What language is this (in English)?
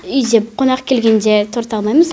Kazakh